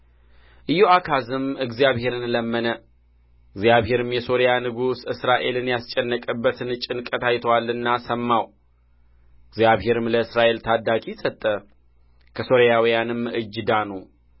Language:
Amharic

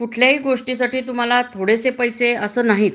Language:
Marathi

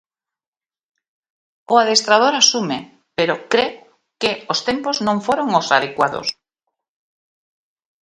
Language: Galician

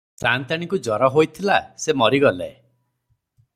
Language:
Odia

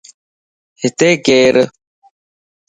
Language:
Lasi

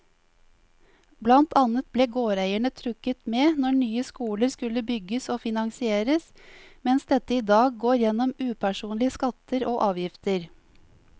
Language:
Norwegian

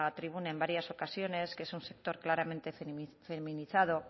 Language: Spanish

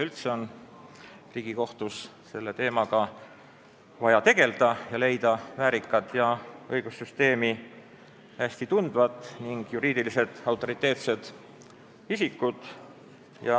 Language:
Estonian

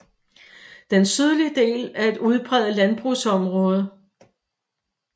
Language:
Danish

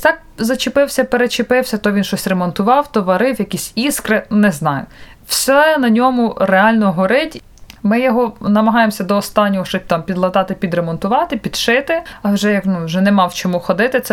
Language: Ukrainian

